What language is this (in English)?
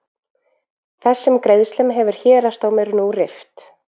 Icelandic